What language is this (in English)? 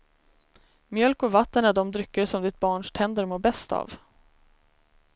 Swedish